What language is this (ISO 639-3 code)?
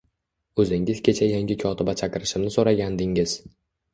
uzb